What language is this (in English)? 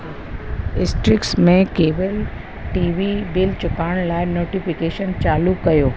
Sindhi